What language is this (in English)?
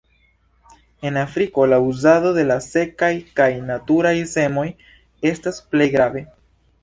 Esperanto